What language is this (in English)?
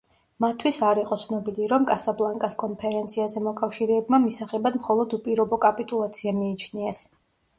Georgian